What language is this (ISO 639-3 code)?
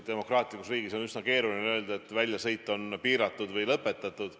est